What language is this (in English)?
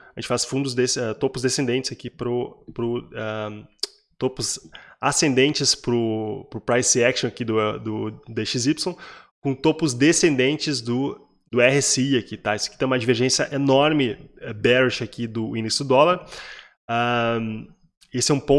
Portuguese